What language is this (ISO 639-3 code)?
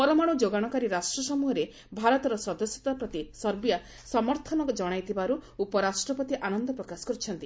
ori